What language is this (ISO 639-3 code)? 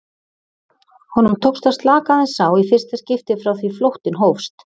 isl